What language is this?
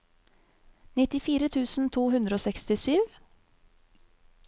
Norwegian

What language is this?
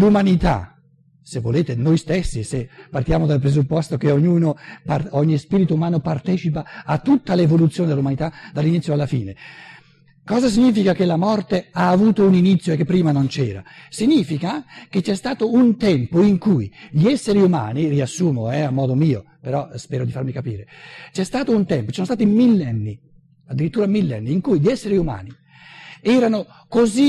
Italian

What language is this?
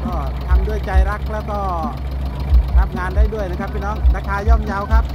Thai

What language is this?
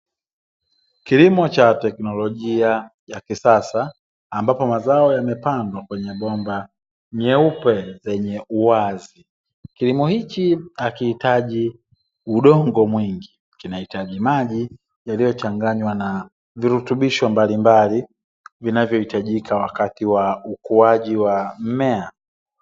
Swahili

